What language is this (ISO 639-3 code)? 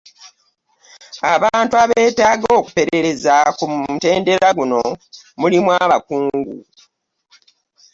lug